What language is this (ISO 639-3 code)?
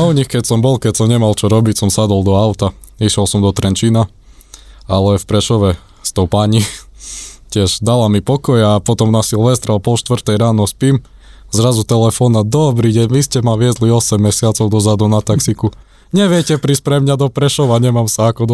slk